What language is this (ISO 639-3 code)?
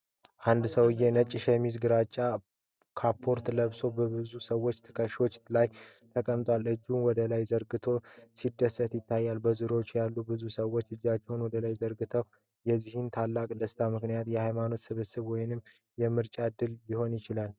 amh